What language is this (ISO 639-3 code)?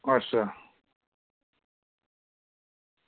doi